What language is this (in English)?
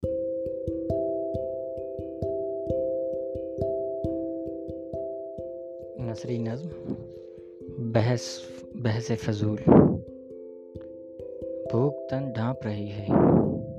Urdu